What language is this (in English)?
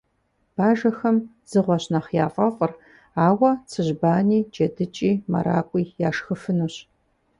Kabardian